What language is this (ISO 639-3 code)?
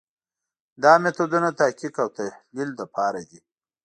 pus